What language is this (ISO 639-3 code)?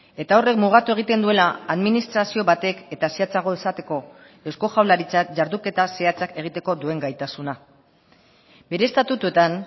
eus